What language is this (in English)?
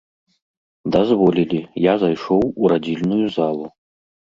Belarusian